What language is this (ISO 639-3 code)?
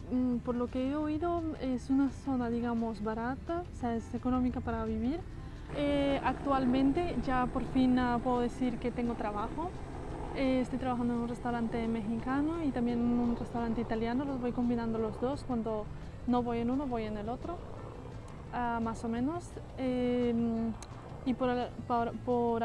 spa